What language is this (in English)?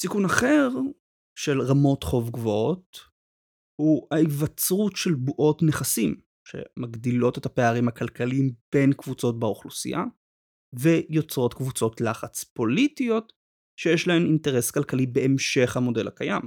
Hebrew